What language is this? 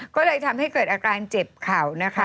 Thai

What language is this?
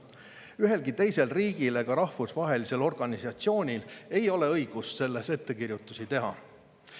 Estonian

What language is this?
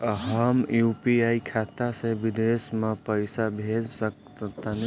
Bhojpuri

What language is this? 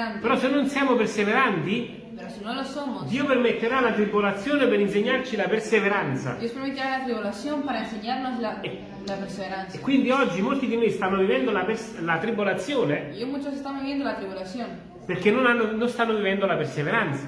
Italian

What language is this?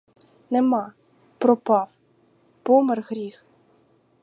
Ukrainian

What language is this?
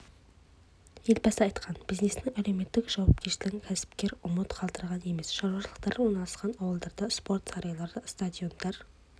Kazakh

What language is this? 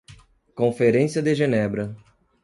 Portuguese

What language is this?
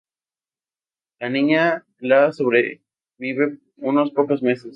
Spanish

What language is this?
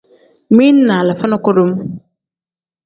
Tem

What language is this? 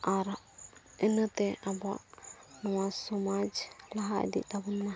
Santali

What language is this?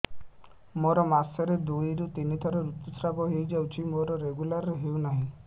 Odia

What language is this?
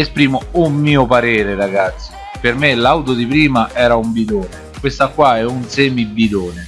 Italian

